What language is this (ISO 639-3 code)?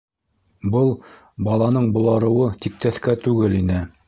bak